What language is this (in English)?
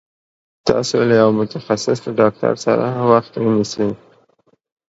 Pashto